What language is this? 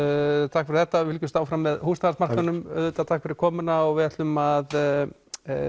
Icelandic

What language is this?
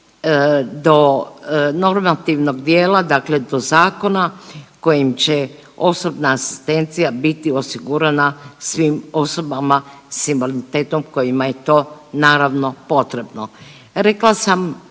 Croatian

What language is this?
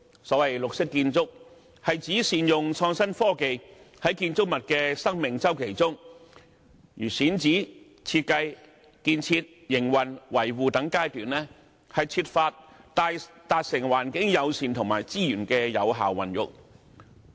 Cantonese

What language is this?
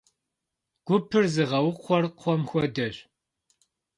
Kabardian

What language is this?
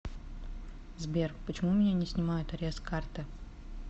Russian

